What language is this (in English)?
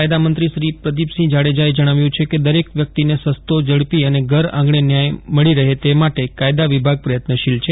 Gujarati